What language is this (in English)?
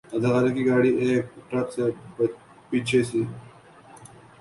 Urdu